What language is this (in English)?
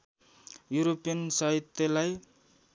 Nepali